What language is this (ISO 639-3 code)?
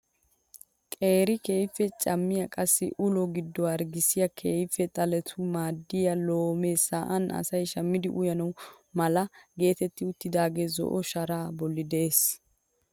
wal